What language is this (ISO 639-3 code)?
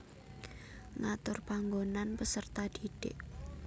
jav